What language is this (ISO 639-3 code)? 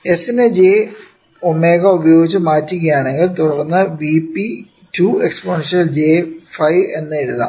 mal